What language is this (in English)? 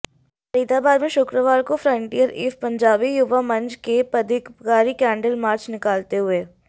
Hindi